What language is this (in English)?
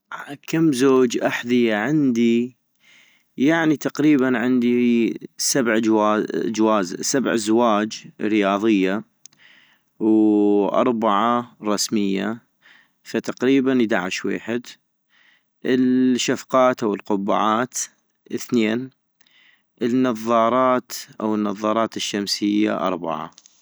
North Mesopotamian Arabic